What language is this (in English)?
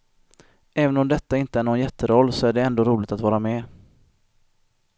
Swedish